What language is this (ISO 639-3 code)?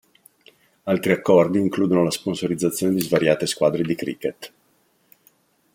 ita